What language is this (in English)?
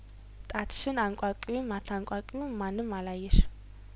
Amharic